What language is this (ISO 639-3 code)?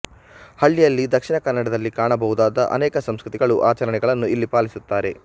kan